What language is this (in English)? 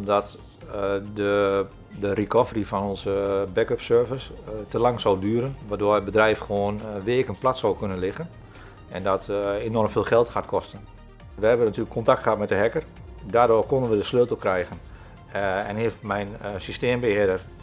Dutch